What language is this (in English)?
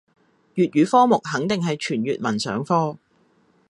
Cantonese